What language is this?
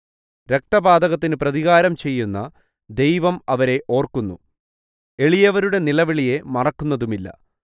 Malayalam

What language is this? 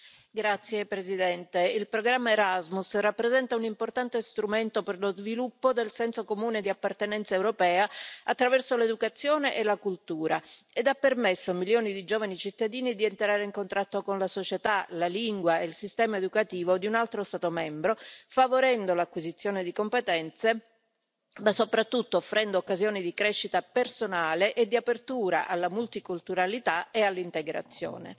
Italian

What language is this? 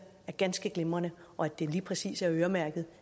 Danish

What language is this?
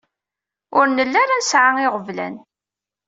Kabyle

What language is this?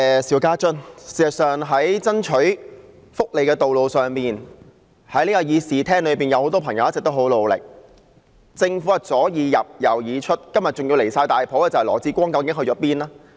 Cantonese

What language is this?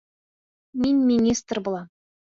Bashkir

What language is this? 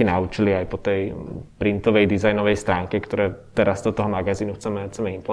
Czech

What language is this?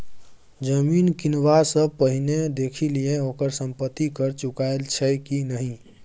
Maithili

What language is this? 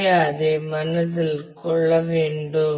Tamil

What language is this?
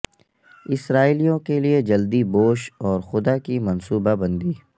Urdu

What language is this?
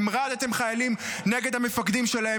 Hebrew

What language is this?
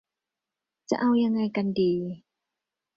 Thai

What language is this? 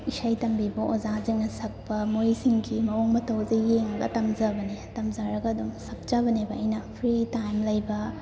Manipuri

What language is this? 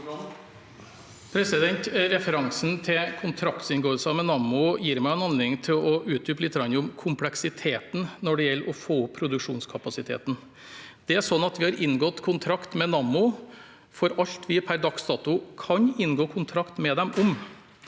Norwegian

